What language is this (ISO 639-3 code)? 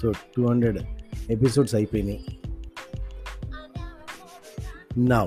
tel